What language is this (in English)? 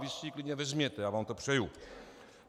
Czech